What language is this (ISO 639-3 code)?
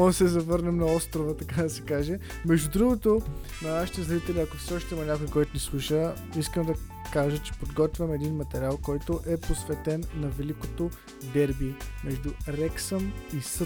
bul